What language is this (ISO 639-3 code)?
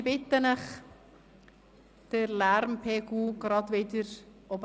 gsw